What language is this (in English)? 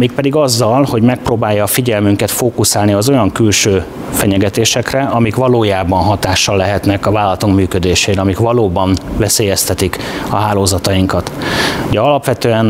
Hungarian